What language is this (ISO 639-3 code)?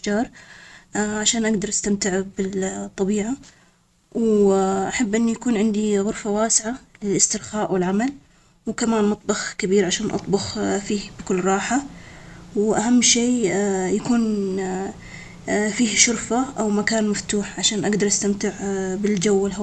acx